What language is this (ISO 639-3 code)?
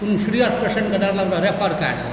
mai